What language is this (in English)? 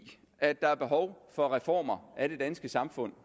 Danish